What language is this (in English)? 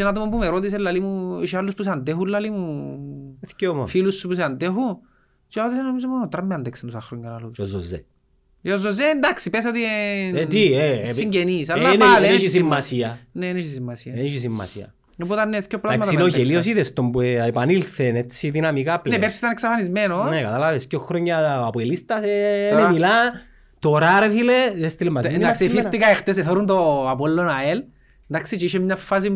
Greek